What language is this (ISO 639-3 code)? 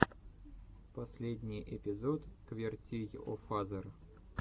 rus